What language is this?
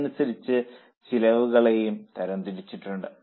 Malayalam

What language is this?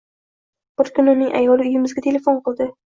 Uzbek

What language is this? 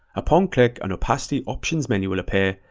English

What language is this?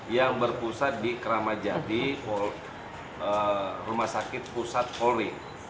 Indonesian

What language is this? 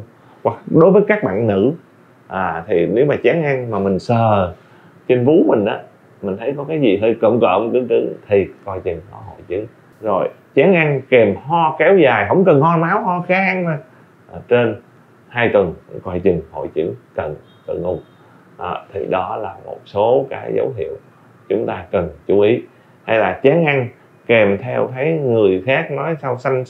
Vietnamese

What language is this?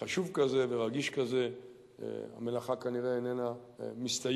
Hebrew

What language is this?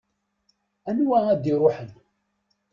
Kabyle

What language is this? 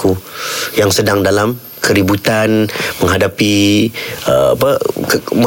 Malay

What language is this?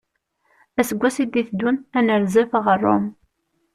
Kabyle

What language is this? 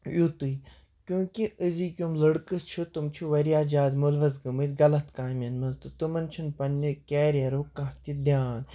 Kashmiri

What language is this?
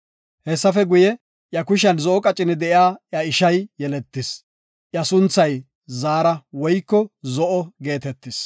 Gofa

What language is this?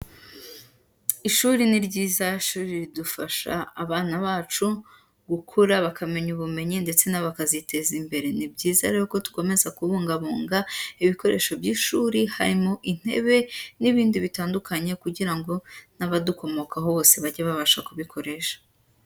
Kinyarwanda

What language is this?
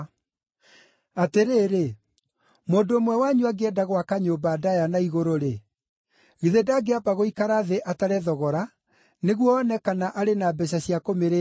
Kikuyu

